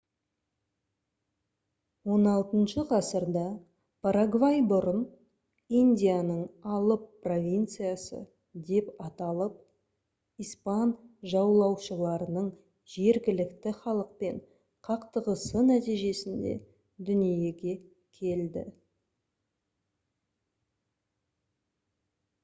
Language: Kazakh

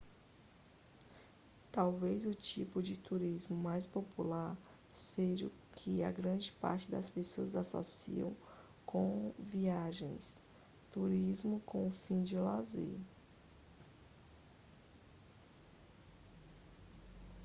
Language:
Portuguese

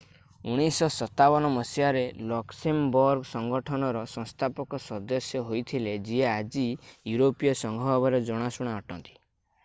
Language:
Odia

